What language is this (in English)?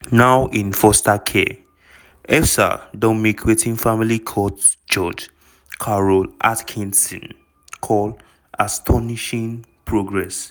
Nigerian Pidgin